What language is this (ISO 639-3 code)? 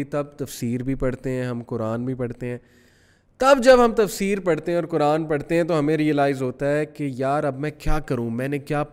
urd